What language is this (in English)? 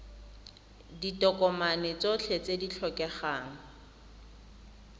Tswana